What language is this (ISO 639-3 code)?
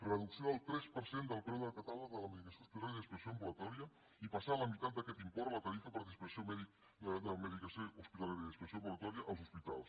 cat